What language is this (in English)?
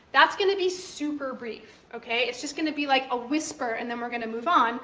English